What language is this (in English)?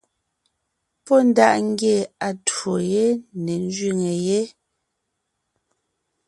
Ngiemboon